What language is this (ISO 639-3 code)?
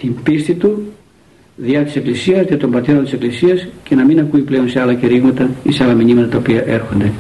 ell